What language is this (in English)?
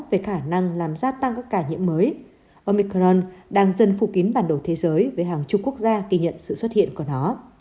Vietnamese